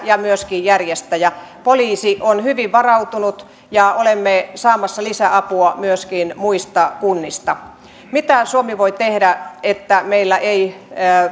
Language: Finnish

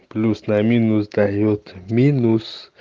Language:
Russian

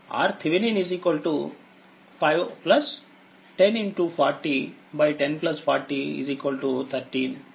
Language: Telugu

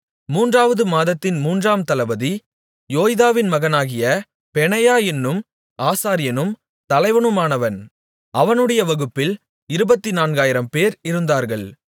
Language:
Tamil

